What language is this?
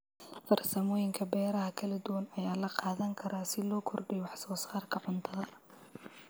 Somali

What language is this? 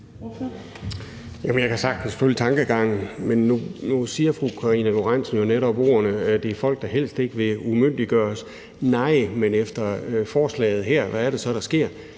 Danish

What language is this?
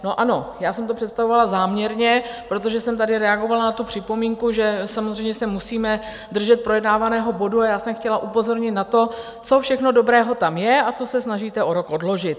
Czech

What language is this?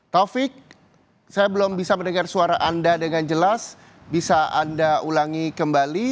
Indonesian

